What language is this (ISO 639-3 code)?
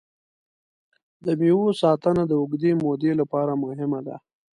pus